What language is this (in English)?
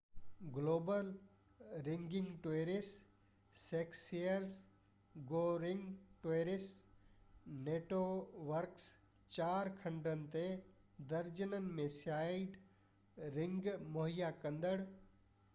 Sindhi